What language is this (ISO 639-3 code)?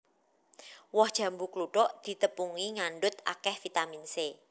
jav